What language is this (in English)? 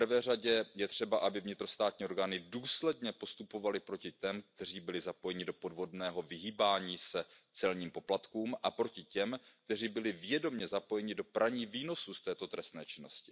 Czech